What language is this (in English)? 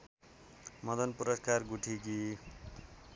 Nepali